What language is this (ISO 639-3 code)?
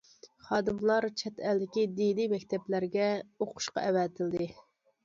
uig